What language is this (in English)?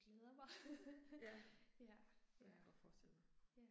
Danish